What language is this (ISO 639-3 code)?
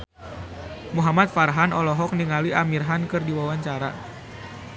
sun